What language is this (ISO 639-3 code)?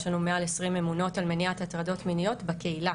heb